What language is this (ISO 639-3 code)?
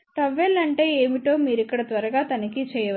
tel